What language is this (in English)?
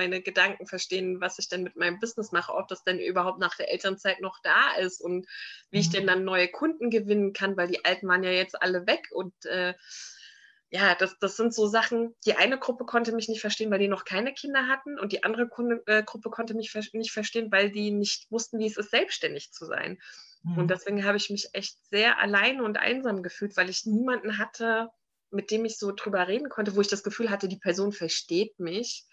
German